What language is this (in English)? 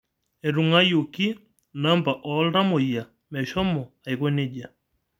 Masai